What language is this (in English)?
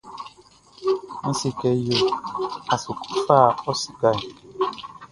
Baoulé